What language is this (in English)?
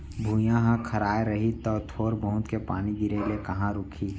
Chhattisgarhi